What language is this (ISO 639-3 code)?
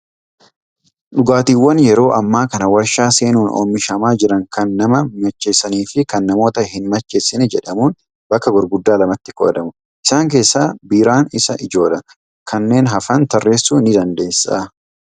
orm